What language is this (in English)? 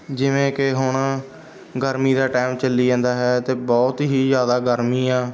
Punjabi